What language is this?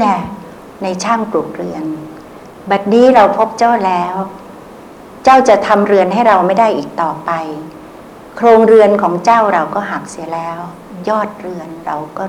Thai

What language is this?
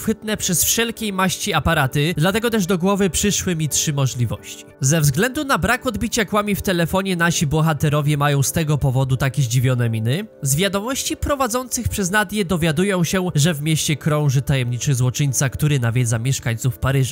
Polish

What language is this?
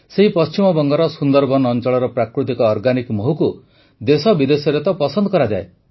Odia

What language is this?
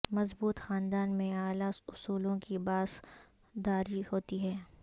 Urdu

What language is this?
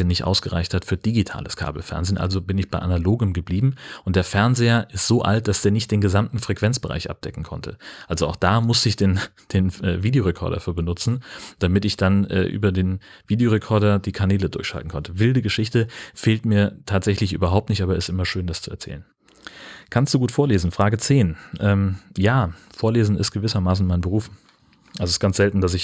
German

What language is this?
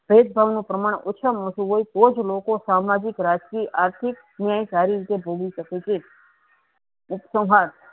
Gujarati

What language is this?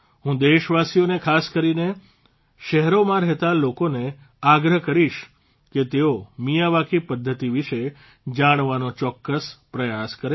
Gujarati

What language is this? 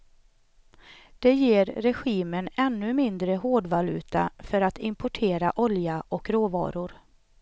Swedish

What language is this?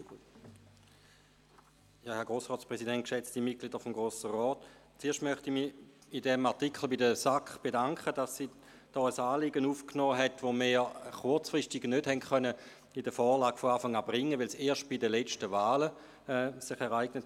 Swiss German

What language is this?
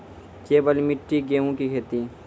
Maithili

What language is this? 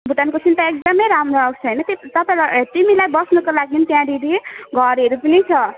Nepali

